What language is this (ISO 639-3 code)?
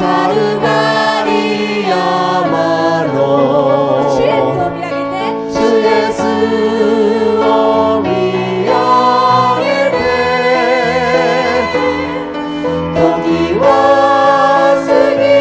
kor